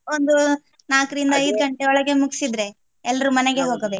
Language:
Kannada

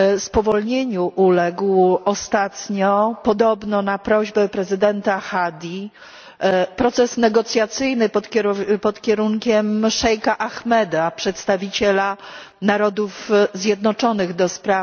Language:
Polish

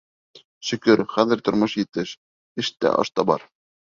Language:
Bashkir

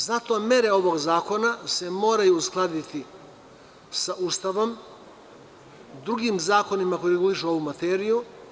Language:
Serbian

